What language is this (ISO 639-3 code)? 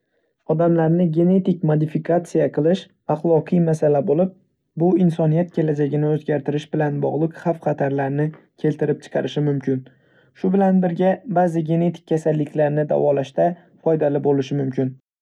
uzb